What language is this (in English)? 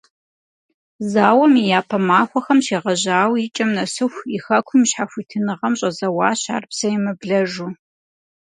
Kabardian